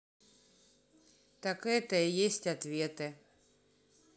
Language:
Russian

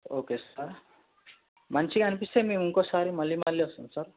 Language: Telugu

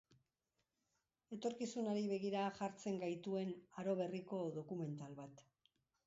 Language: Basque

